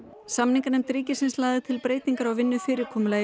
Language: Icelandic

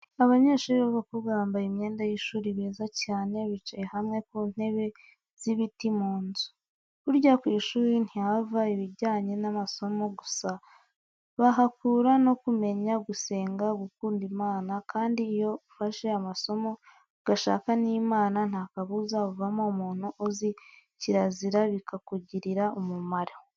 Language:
Kinyarwanda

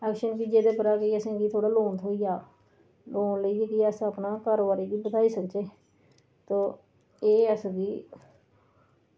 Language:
Dogri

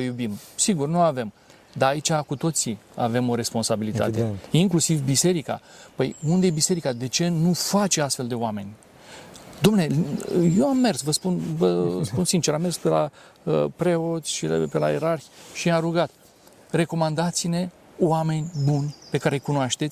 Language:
Romanian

